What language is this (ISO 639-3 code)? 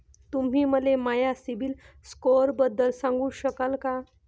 mar